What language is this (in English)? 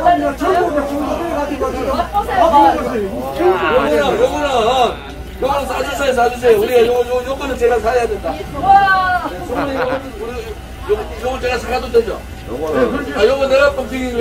Korean